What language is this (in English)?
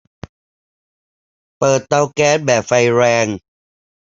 Thai